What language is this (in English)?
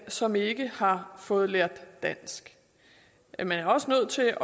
Danish